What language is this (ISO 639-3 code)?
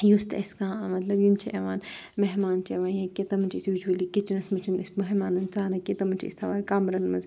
kas